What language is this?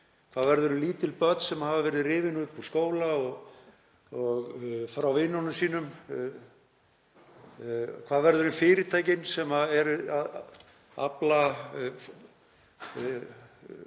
Icelandic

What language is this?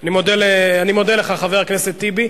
Hebrew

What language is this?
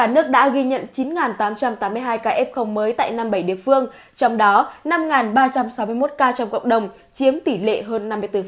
Vietnamese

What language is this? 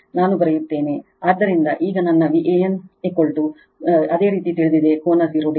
Kannada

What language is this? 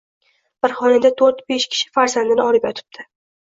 Uzbek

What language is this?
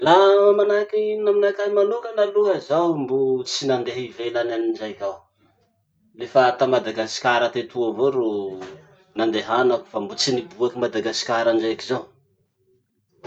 Masikoro Malagasy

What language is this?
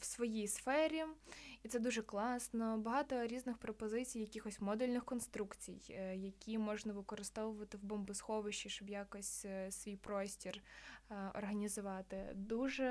Ukrainian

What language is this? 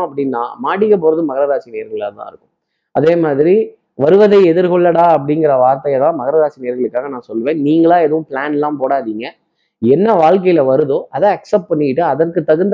Tamil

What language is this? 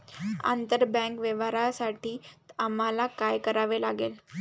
Marathi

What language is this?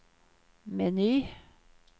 Swedish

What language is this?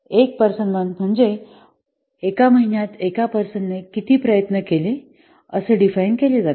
Marathi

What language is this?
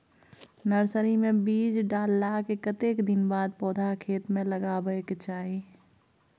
Maithili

